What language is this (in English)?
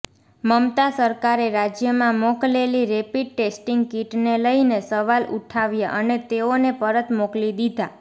Gujarati